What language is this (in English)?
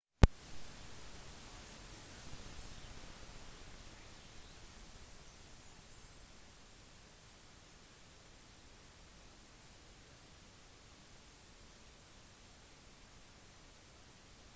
Norwegian Bokmål